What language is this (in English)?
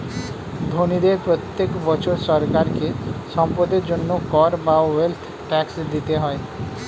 Bangla